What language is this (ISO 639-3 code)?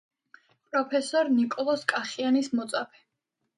kat